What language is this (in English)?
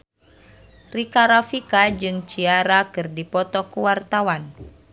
Sundanese